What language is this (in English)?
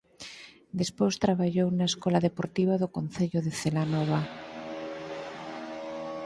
Galician